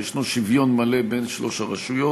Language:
Hebrew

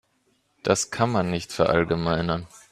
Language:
German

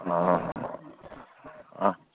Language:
Manipuri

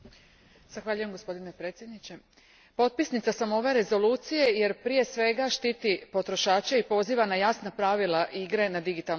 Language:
Croatian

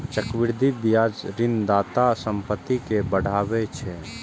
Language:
Maithili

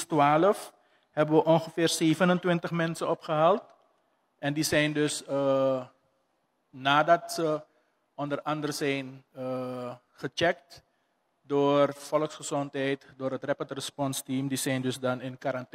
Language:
Dutch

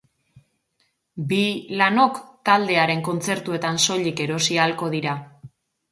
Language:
Basque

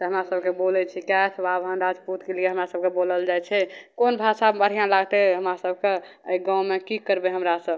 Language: Maithili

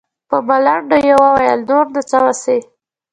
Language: Pashto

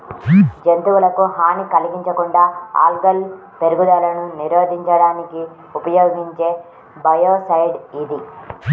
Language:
Telugu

